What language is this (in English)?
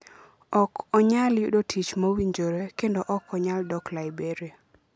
Luo (Kenya and Tanzania)